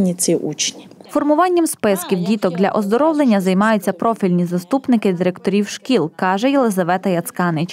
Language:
Ukrainian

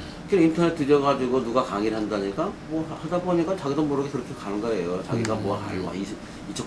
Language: Korean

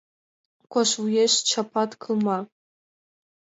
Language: Mari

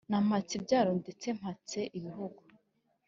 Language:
Kinyarwanda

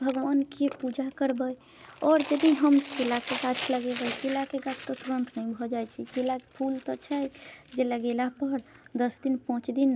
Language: Maithili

